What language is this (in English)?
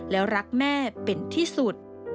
Thai